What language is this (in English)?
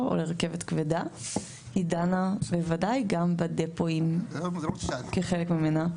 Hebrew